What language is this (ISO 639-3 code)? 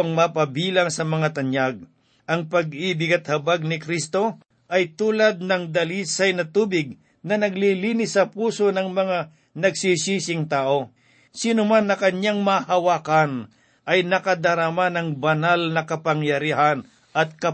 fil